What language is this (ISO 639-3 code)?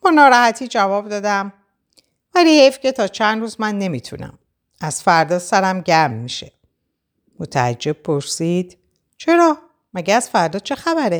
fas